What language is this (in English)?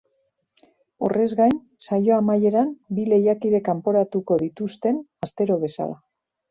Basque